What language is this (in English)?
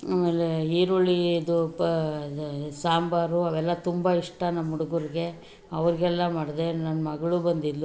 Kannada